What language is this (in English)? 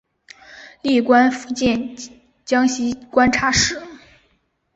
Chinese